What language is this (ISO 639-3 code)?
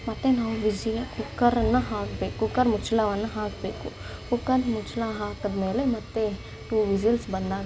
kan